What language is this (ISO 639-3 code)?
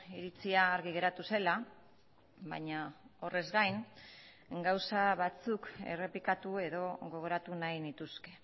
eus